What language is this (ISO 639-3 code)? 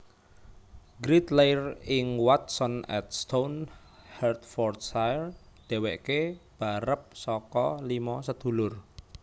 jav